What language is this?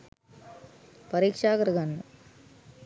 Sinhala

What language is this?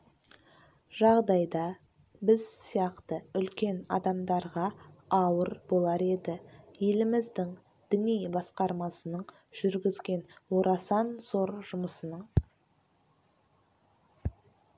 Kazakh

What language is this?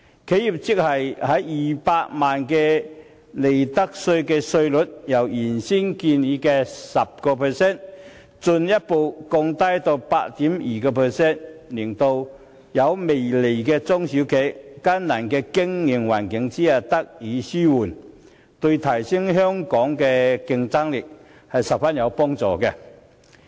Cantonese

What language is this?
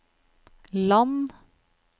Norwegian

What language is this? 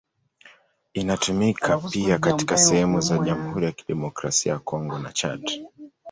Swahili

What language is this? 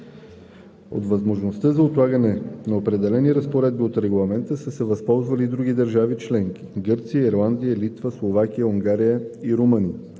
Bulgarian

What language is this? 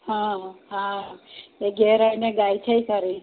Gujarati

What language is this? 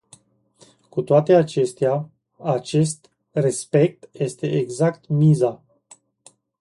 Romanian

